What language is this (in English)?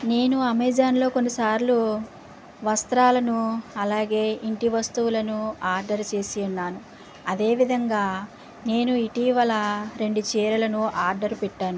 Telugu